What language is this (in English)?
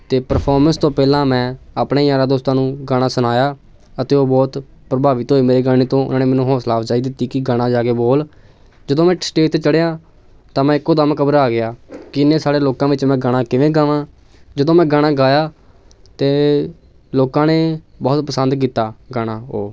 Punjabi